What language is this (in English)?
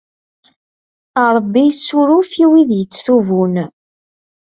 Kabyle